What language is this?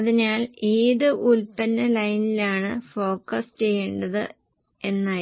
Malayalam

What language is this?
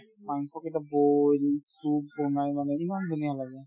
Assamese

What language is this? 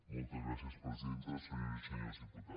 Catalan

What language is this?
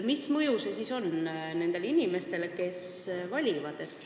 Estonian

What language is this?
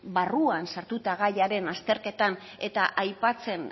Basque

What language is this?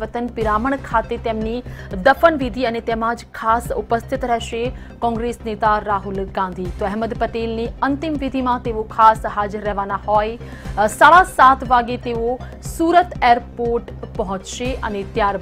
Hindi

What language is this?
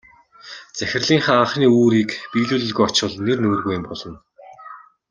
Mongolian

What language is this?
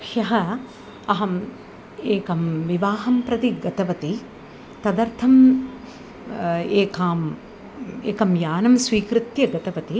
Sanskrit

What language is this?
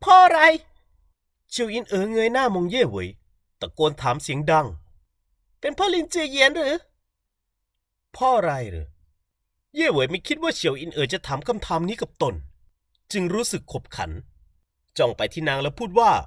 Thai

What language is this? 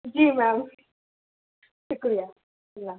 Urdu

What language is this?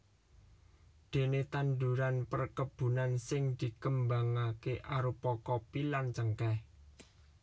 Javanese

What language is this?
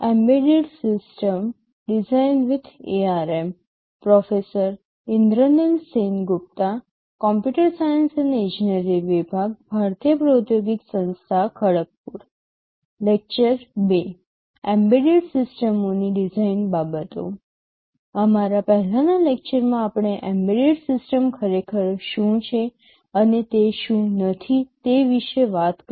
Gujarati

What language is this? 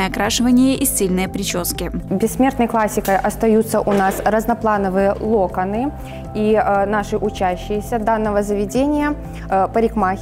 Russian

